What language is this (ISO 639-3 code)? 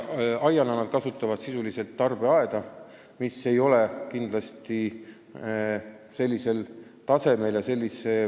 est